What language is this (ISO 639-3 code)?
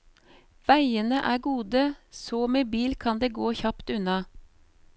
nor